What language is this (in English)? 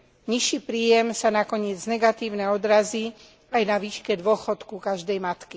Slovak